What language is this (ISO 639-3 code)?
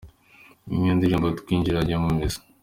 kin